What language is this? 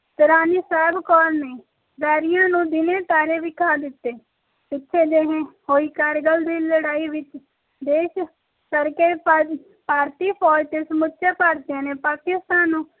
Punjabi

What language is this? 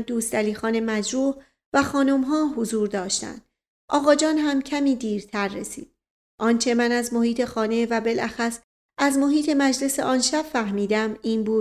Persian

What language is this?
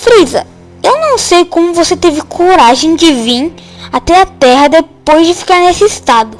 Portuguese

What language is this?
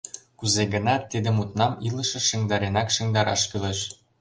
Mari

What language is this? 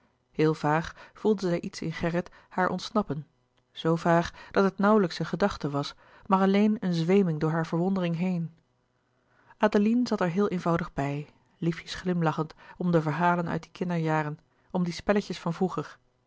Dutch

